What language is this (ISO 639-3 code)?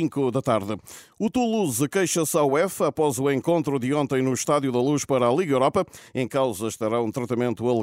por